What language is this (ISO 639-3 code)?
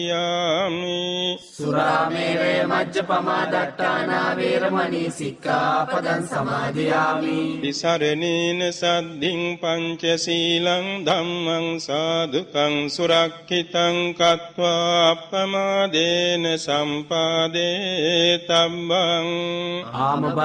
eng